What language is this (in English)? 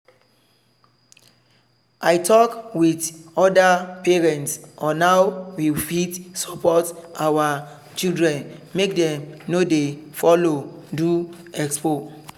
Nigerian Pidgin